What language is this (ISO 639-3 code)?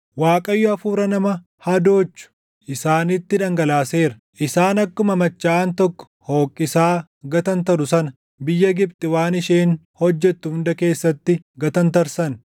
orm